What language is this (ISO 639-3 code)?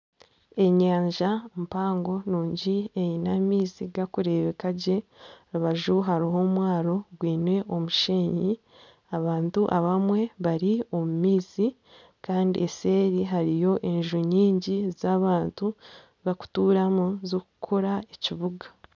nyn